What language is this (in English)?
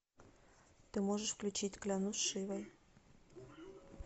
Russian